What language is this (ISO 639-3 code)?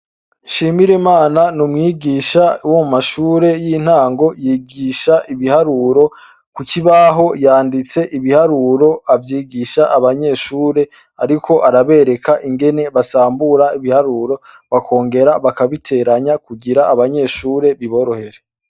run